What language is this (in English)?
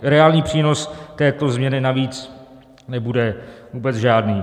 Czech